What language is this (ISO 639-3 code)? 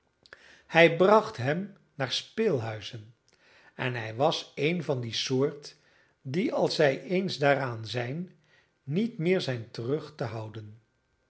nld